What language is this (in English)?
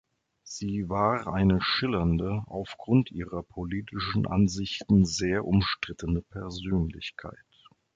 German